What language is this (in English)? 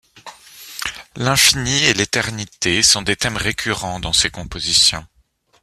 French